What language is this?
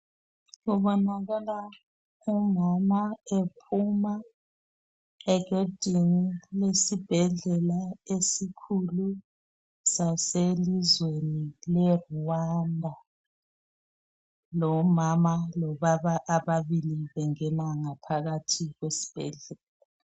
North Ndebele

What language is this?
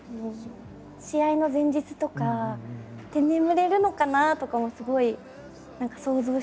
Japanese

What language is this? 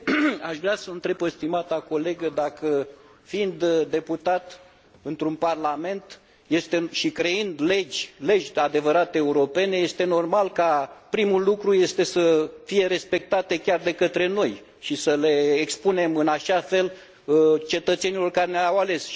Romanian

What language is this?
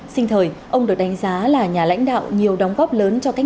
Vietnamese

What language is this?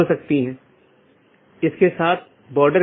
Hindi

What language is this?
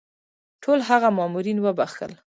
Pashto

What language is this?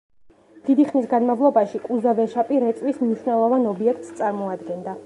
Georgian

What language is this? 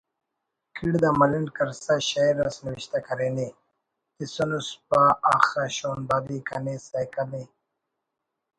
Brahui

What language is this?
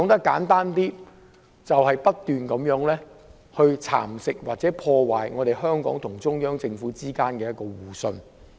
Cantonese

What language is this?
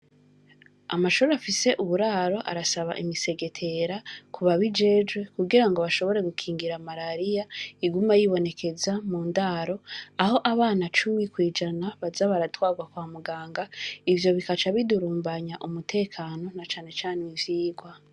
Rundi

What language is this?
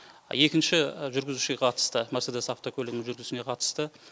Kazakh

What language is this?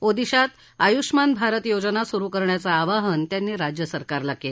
Marathi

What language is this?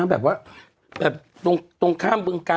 Thai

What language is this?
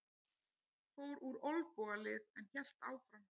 Icelandic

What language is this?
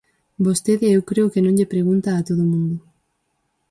Galician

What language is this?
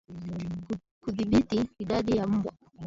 Swahili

